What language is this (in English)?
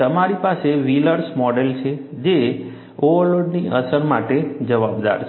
Gujarati